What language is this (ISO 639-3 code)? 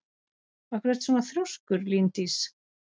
isl